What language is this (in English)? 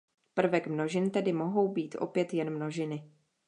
Czech